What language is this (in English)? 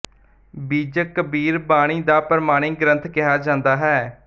Punjabi